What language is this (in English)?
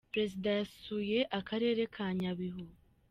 Kinyarwanda